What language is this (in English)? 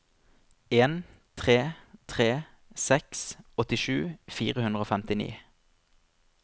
Norwegian